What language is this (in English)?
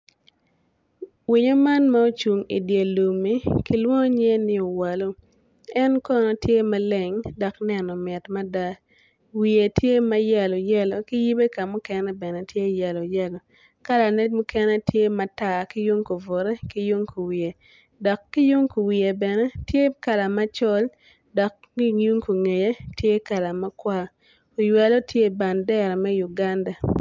Acoli